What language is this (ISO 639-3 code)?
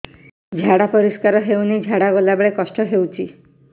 ori